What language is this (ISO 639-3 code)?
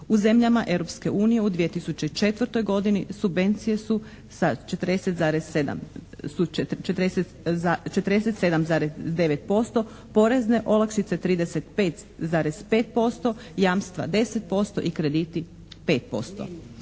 hrv